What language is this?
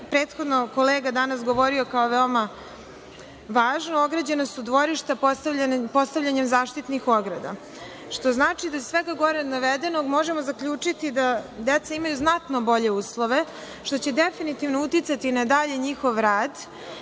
Serbian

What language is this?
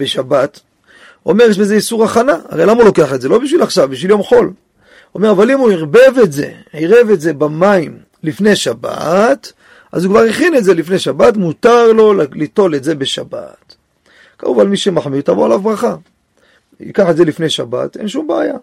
Hebrew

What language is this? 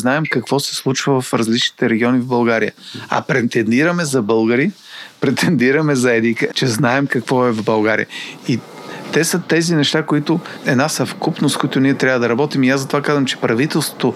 Bulgarian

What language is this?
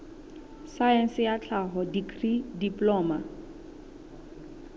Southern Sotho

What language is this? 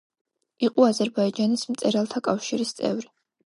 Georgian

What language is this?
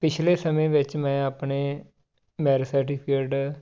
Punjabi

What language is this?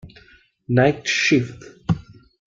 Italian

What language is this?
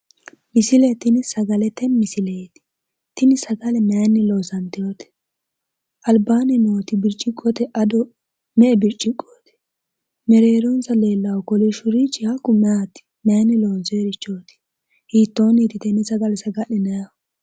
Sidamo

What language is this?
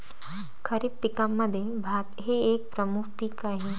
Marathi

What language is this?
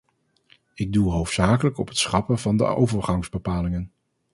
Dutch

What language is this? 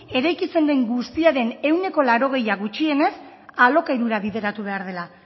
Basque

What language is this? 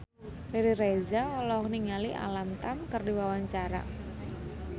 Sundanese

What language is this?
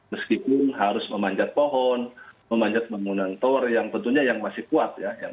Indonesian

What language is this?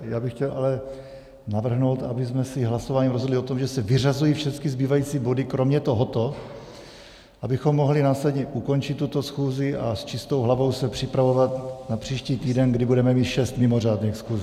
Czech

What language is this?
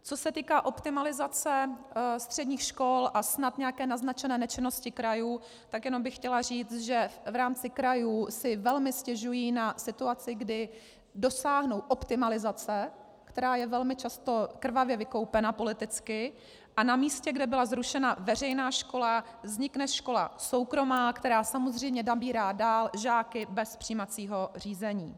Czech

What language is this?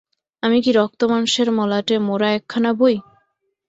Bangla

